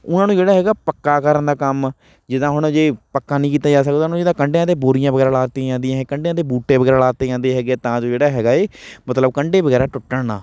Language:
Punjabi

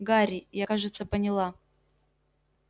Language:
Russian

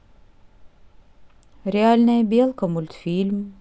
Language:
Russian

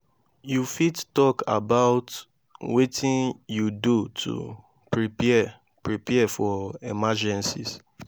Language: Nigerian Pidgin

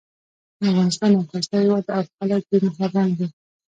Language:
Pashto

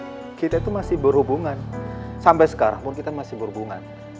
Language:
Indonesian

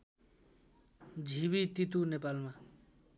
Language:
Nepali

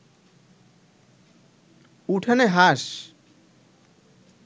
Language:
Bangla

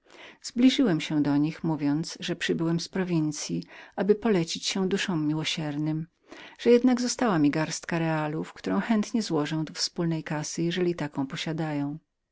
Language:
Polish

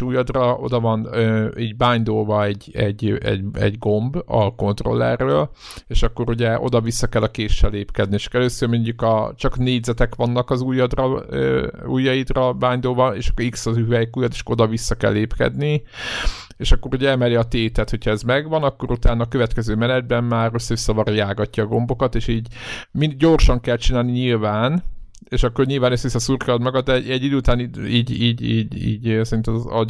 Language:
Hungarian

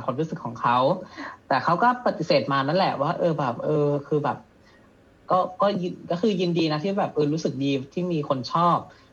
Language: Thai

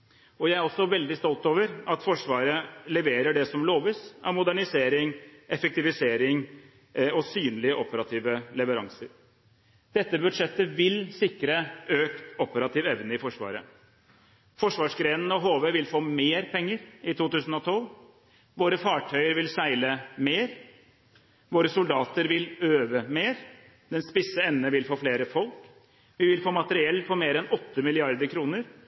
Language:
Norwegian Bokmål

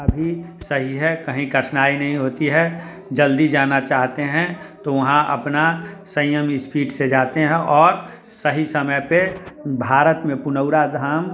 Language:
Hindi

